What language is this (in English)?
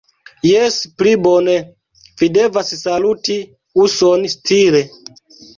Esperanto